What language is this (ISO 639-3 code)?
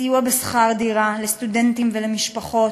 heb